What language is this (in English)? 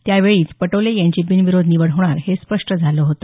Marathi